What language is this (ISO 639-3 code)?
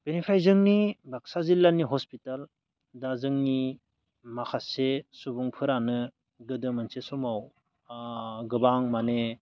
brx